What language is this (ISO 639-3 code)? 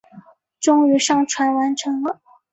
zho